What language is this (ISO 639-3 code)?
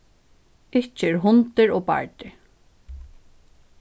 fao